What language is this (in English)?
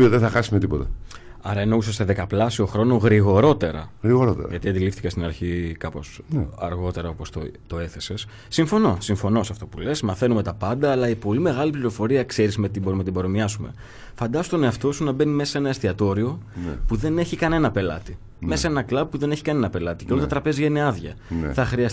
Greek